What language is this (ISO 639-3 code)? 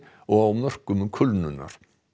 isl